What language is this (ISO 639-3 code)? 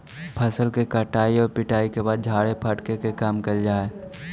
mag